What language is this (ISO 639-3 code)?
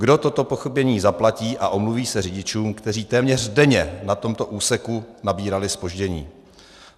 ces